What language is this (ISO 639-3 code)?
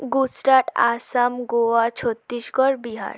ben